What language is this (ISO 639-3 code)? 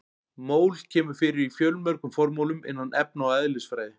isl